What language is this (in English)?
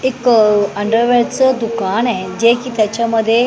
Marathi